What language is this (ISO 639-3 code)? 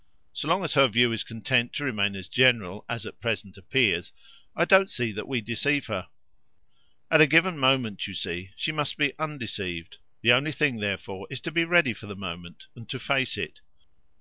eng